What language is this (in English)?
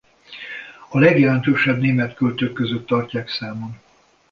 Hungarian